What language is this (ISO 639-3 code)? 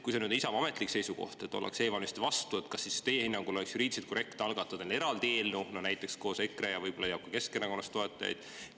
est